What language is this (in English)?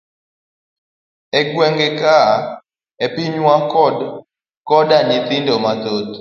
Luo (Kenya and Tanzania)